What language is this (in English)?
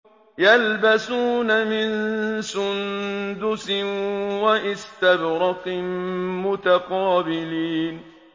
Arabic